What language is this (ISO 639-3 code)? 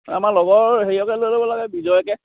asm